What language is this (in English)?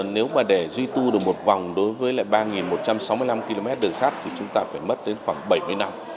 Vietnamese